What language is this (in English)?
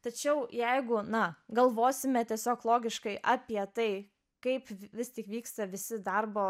Lithuanian